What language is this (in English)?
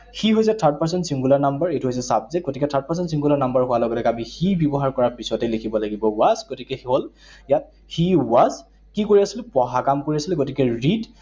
Assamese